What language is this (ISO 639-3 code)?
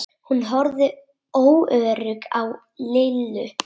isl